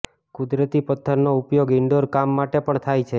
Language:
Gujarati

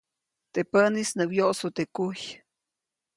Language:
Copainalá Zoque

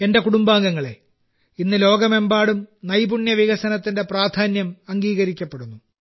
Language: Malayalam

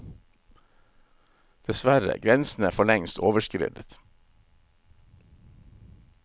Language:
Norwegian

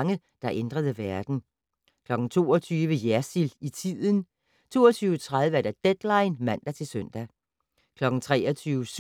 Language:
Danish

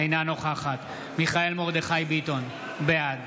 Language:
Hebrew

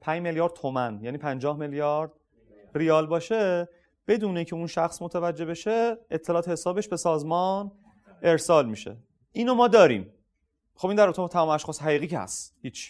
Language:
Persian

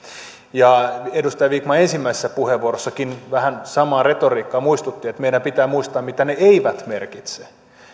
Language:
Finnish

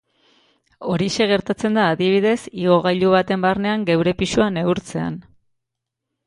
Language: Basque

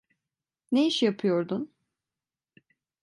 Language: Turkish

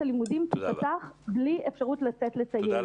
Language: Hebrew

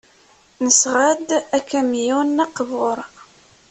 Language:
Kabyle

